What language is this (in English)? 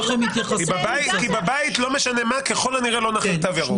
Hebrew